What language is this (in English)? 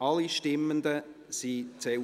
Swiss German